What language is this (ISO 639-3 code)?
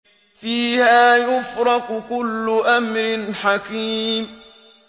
ara